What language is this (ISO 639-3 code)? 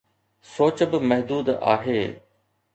snd